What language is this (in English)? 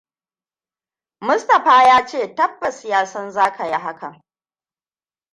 Hausa